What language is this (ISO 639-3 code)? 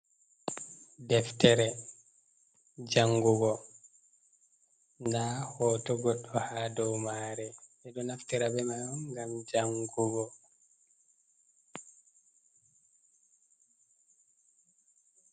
ful